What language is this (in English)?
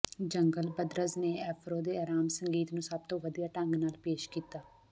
Punjabi